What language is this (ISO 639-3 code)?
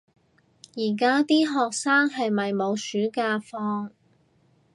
yue